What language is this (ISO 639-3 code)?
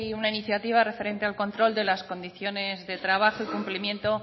spa